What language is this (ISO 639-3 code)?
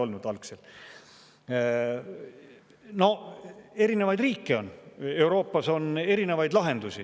est